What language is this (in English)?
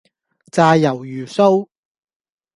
Cantonese